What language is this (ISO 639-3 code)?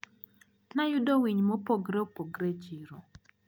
luo